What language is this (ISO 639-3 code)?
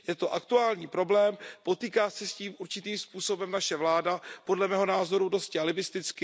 ces